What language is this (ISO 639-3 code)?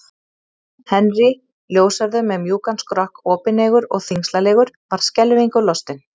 isl